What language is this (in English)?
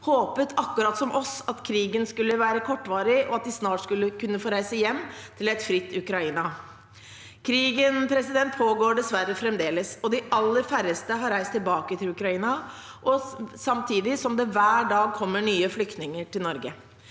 Norwegian